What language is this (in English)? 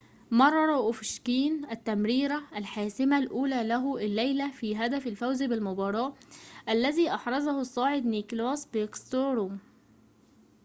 Arabic